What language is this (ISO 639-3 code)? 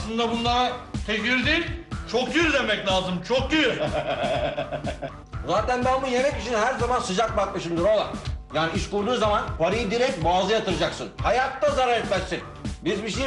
tur